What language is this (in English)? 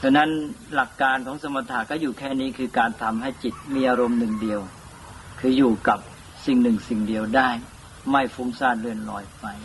Thai